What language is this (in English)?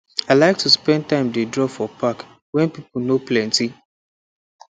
Nigerian Pidgin